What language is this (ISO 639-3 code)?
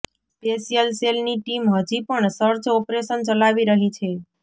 guj